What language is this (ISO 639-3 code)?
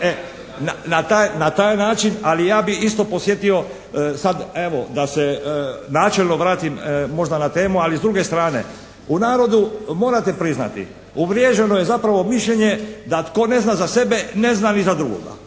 hrv